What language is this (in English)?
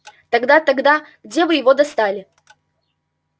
Russian